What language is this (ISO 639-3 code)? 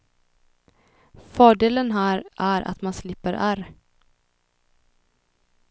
swe